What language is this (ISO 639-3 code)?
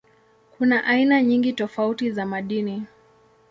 swa